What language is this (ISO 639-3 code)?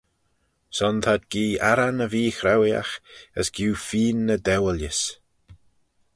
glv